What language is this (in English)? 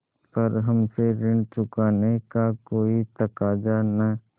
Hindi